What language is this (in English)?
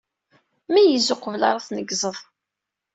Kabyle